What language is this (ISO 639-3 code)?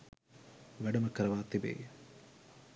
sin